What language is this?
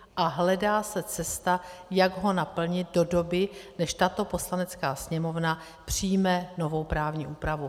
Czech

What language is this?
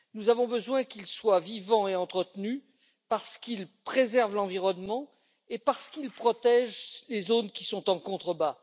French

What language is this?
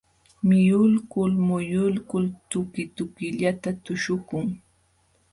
Jauja Wanca Quechua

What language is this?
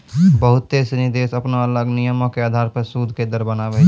Maithili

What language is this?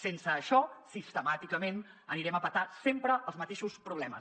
Catalan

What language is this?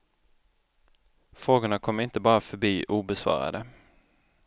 Swedish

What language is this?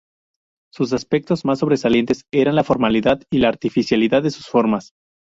Spanish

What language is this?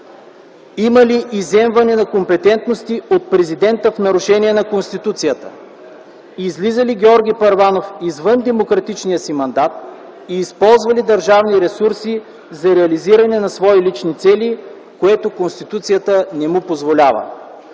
Bulgarian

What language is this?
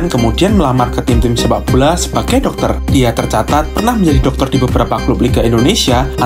Indonesian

